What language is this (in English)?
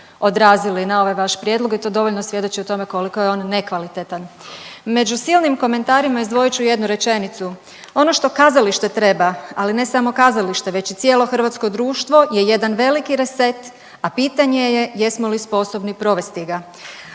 Croatian